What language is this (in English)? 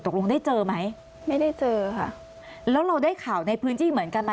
Thai